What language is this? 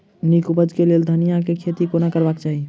Maithili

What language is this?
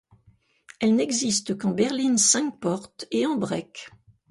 French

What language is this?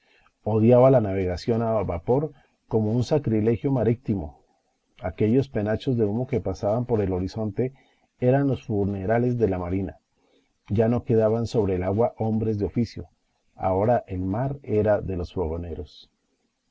Spanish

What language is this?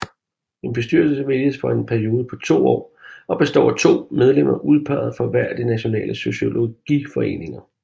Danish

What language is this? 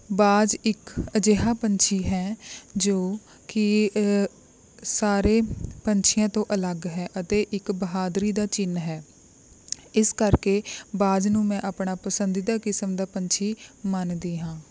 Punjabi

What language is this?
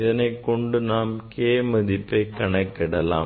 Tamil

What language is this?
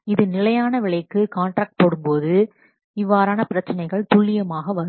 Tamil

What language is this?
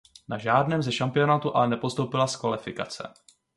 Czech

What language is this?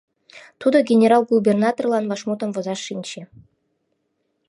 Mari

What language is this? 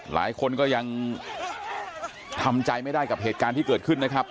Thai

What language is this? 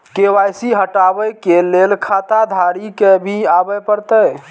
Maithili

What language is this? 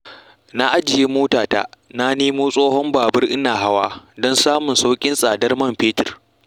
Hausa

